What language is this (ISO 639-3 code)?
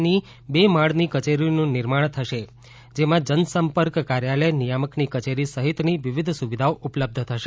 guj